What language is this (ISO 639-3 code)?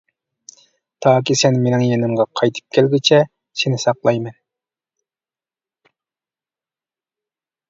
uig